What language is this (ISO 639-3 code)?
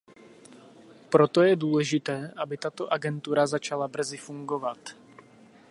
ces